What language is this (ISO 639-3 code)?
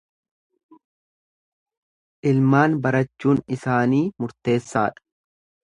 orm